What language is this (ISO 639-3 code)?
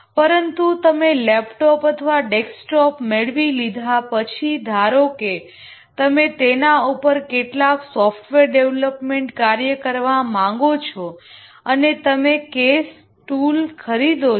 guj